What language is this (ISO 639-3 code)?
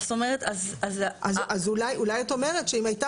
heb